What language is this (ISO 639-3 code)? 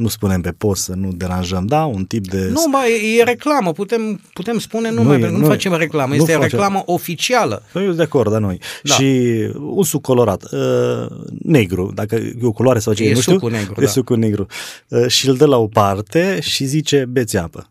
ron